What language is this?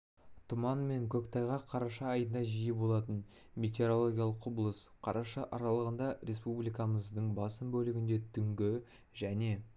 Kazakh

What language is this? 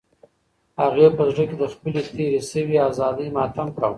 Pashto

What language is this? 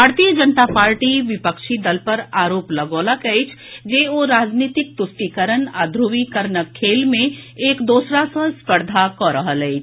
Maithili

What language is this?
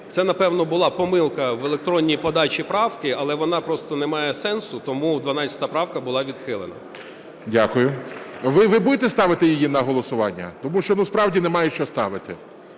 Ukrainian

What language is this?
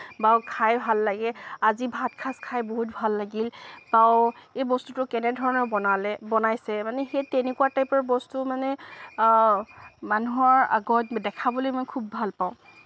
Assamese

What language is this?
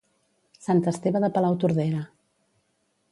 Catalan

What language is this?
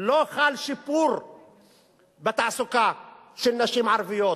Hebrew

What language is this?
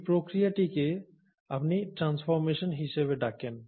Bangla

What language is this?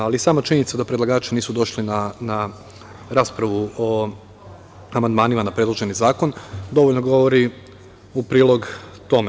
Serbian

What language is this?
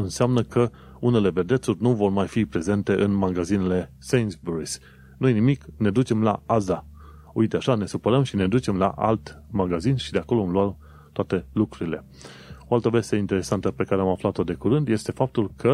Romanian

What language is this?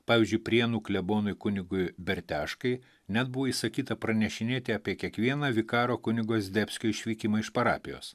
Lithuanian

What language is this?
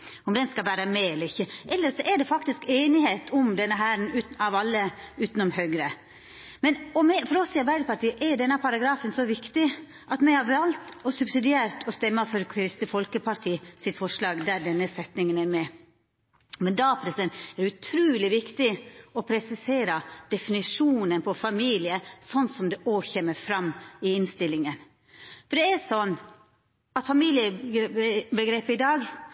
Norwegian Nynorsk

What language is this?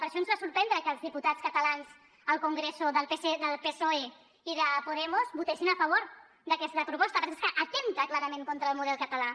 Catalan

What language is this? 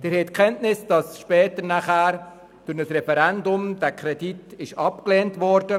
Swiss German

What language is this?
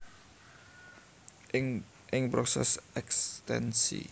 Javanese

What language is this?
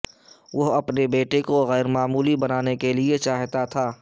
Urdu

